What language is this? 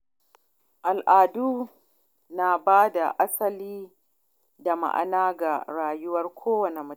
Hausa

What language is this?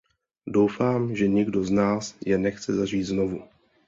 Czech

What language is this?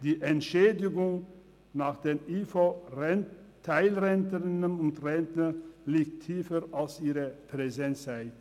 Swiss German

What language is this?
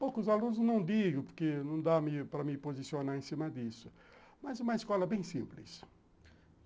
Portuguese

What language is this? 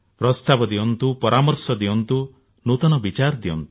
Odia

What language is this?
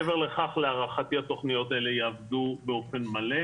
Hebrew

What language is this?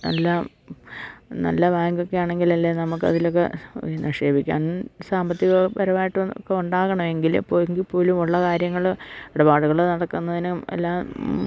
Malayalam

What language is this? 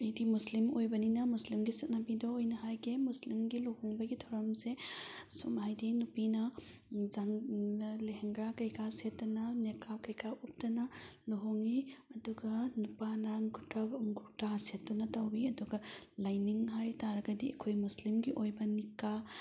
Manipuri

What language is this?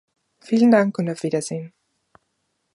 German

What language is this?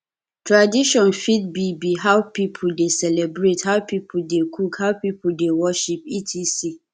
Nigerian Pidgin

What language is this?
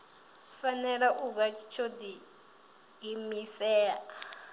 Venda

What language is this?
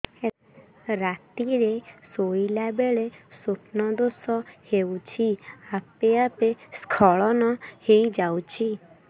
Odia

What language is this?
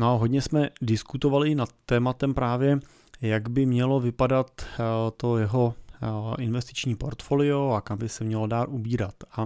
Czech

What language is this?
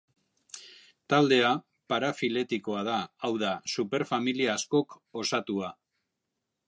Basque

